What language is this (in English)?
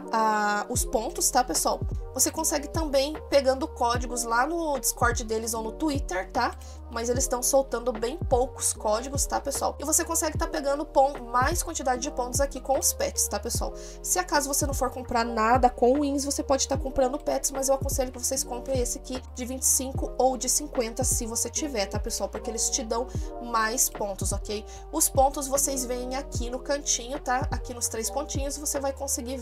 Portuguese